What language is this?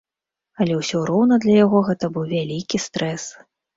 Belarusian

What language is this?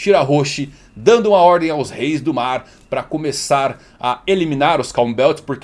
Portuguese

